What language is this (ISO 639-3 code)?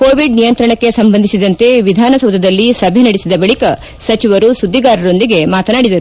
kan